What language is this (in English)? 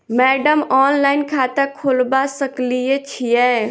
Maithili